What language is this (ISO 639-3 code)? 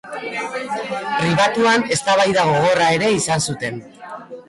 eus